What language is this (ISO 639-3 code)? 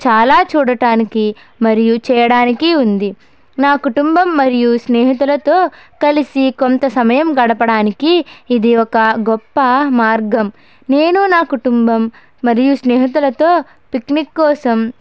tel